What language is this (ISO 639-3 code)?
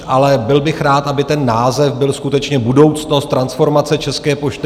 ces